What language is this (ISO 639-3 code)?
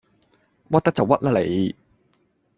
yue